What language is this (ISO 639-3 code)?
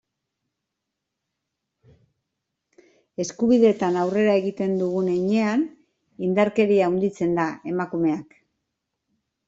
eus